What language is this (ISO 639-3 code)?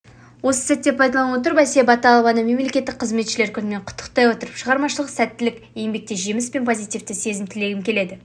kaz